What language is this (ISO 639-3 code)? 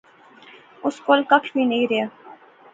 phr